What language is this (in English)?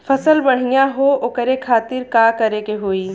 Bhojpuri